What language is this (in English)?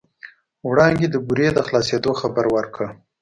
Pashto